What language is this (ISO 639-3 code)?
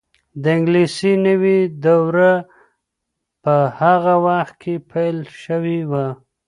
pus